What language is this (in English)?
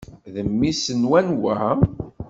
Kabyle